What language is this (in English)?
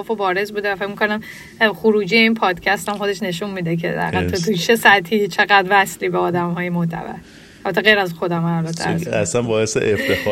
Persian